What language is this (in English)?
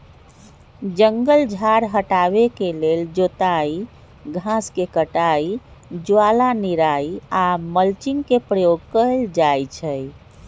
Magahi